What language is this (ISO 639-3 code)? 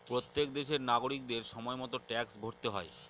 ben